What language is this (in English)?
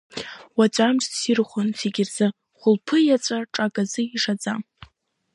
Abkhazian